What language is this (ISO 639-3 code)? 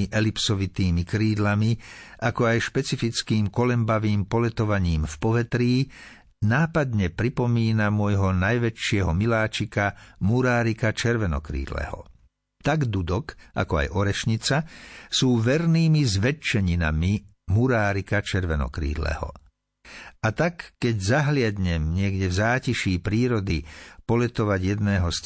slk